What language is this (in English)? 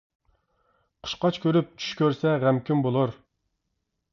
Uyghur